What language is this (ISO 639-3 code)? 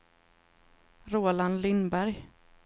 swe